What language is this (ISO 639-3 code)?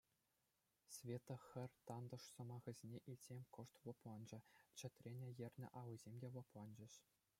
chv